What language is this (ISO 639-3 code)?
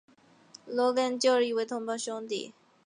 zho